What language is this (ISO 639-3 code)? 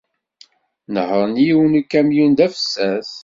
kab